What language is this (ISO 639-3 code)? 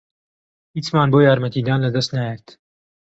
ckb